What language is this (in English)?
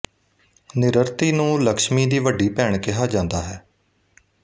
Punjabi